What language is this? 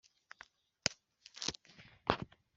Kinyarwanda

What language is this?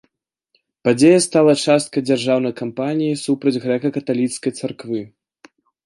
Belarusian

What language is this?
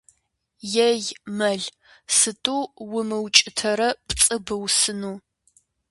Kabardian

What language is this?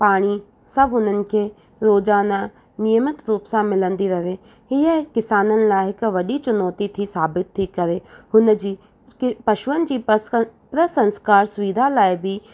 Sindhi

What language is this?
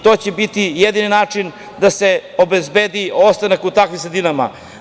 Serbian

